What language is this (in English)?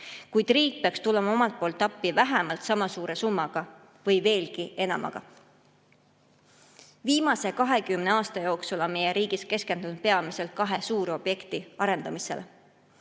Estonian